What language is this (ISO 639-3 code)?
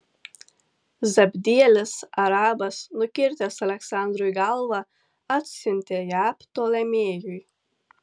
lit